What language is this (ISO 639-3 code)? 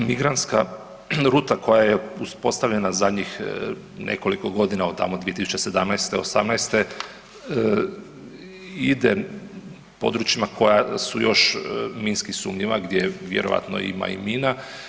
hrv